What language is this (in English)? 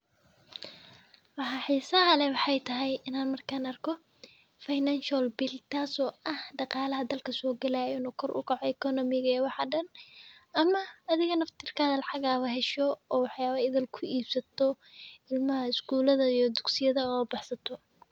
Somali